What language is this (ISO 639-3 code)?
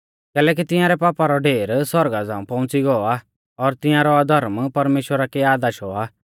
bfz